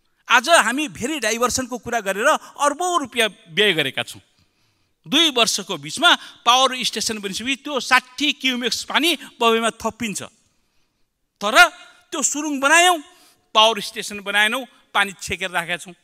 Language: English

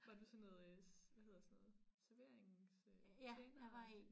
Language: Danish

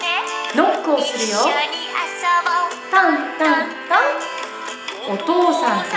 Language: Japanese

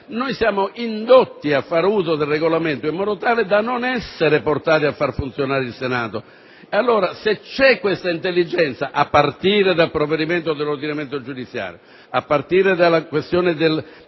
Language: Italian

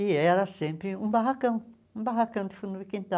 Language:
Portuguese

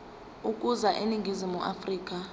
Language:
Zulu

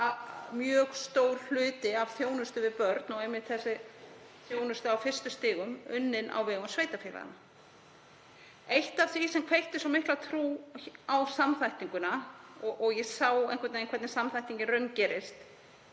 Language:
Icelandic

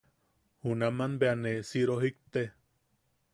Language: Yaqui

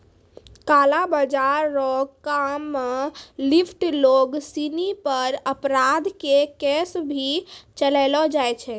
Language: Maithili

